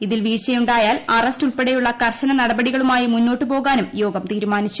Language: Malayalam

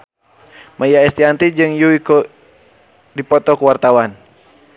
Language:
Sundanese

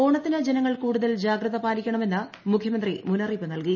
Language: Malayalam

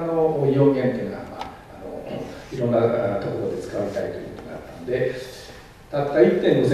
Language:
Japanese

